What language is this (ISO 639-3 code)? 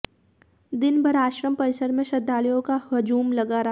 hin